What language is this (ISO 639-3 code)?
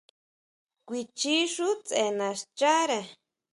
mau